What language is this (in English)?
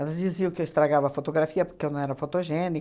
Portuguese